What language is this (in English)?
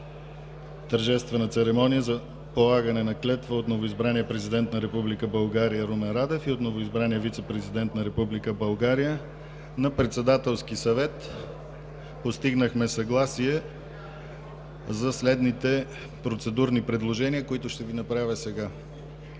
Bulgarian